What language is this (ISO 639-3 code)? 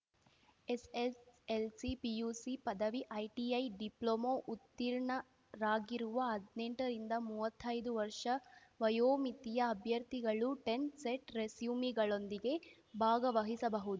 kan